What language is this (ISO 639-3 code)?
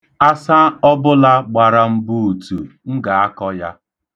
ibo